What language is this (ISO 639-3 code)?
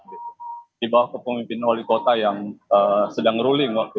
ind